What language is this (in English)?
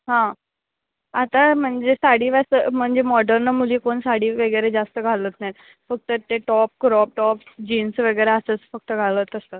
Marathi